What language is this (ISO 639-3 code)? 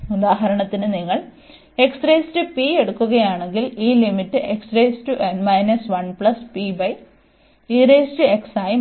mal